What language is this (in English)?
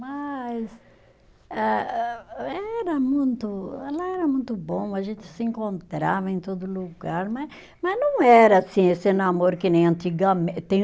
Portuguese